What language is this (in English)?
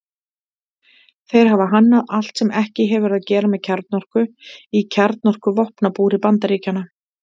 Icelandic